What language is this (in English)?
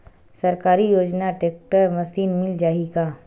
Chhattisgarhi